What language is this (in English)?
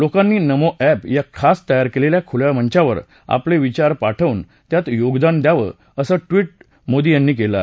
Marathi